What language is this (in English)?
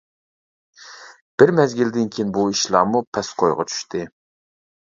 Uyghur